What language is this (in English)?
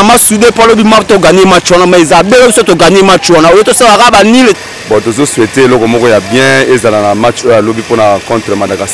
French